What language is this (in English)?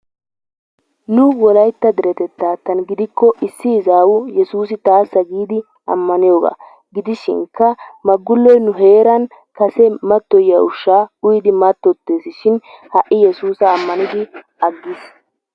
Wolaytta